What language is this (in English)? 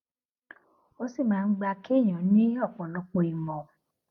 Yoruba